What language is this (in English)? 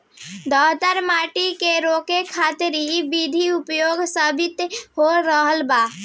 Bhojpuri